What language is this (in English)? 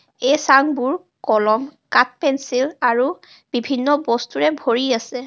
Assamese